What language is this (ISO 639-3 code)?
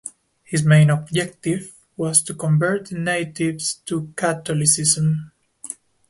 eng